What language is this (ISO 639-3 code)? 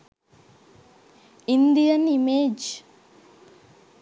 sin